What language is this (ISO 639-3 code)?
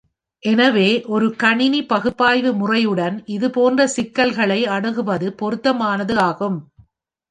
tam